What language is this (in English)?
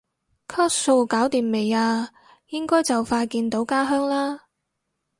Cantonese